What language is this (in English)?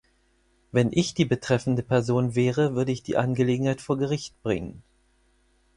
German